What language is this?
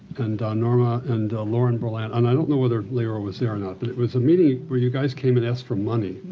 English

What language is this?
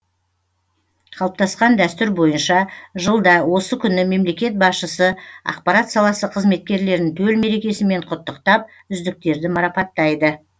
Kazakh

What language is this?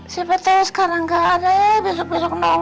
Indonesian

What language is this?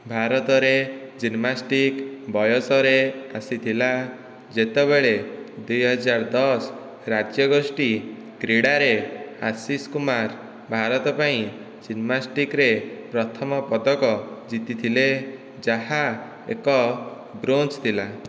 Odia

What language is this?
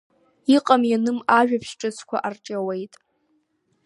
Abkhazian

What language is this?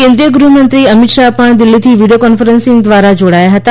Gujarati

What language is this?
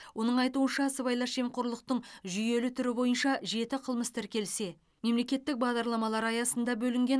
Kazakh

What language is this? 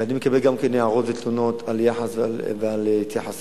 Hebrew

